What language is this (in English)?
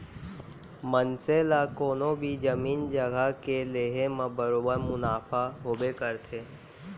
Chhattisgarhi